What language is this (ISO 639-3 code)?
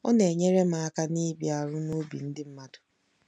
ibo